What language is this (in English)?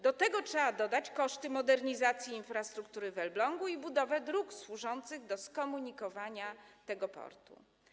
Polish